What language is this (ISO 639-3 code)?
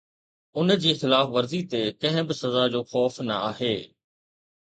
snd